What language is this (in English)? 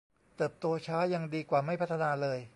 Thai